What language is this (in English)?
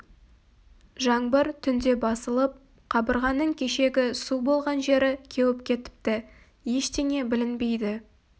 Kazakh